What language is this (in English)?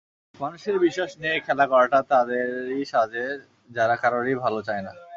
Bangla